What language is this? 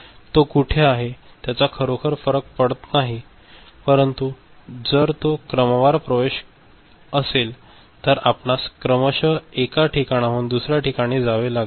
Marathi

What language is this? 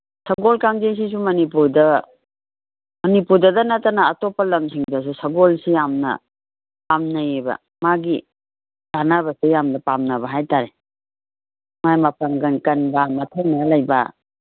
Manipuri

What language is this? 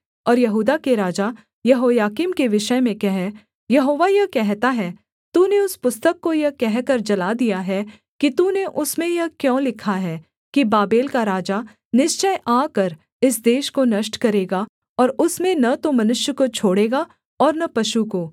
Hindi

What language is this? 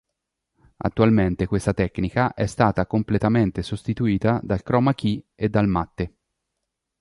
Italian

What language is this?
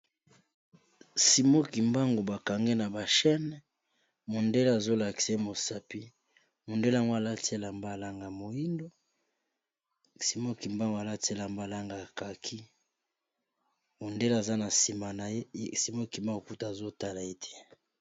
Lingala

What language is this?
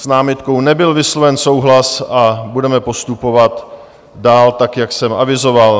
Czech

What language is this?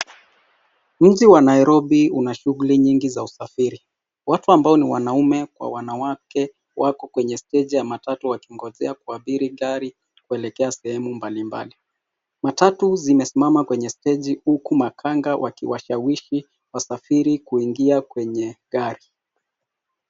Swahili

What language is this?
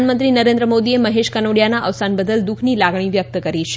Gujarati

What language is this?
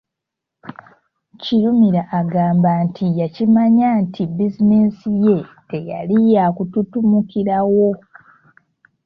Ganda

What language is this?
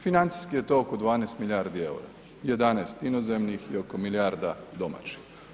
Croatian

